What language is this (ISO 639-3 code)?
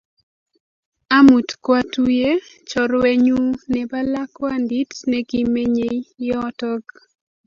kln